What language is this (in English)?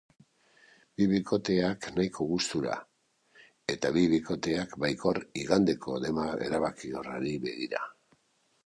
Basque